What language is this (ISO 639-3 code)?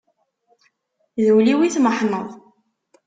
kab